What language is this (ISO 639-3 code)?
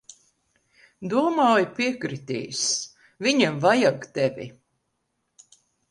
lav